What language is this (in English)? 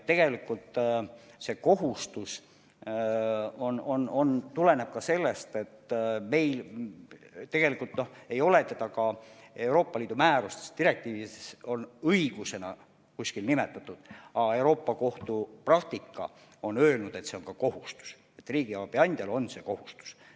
Estonian